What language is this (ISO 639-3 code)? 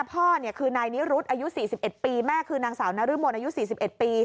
tha